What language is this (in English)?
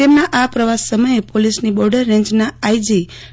Gujarati